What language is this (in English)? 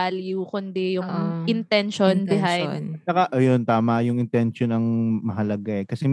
Filipino